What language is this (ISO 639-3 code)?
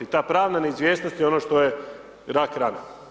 hrv